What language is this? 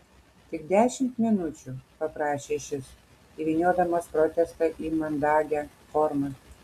Lithuanian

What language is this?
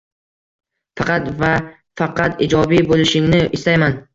Uzbek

